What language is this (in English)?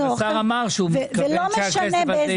Hebrew